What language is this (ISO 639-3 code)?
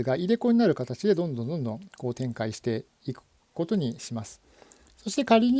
jpn